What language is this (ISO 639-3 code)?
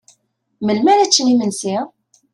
kab